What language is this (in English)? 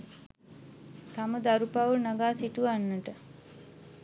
Sinhala